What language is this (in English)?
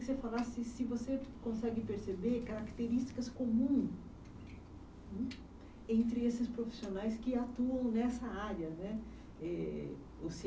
Portuguese